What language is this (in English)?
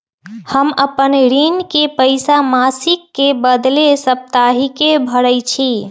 Magahi